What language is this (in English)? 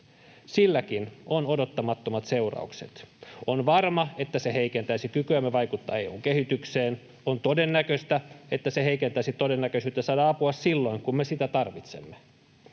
Finnish